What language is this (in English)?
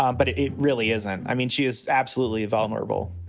English